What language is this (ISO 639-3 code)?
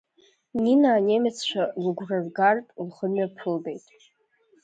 abk